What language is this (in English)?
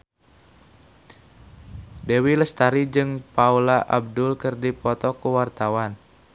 Sundanese